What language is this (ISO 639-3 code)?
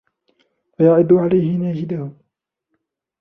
ara